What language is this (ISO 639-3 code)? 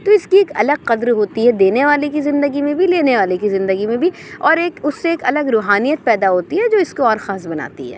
urd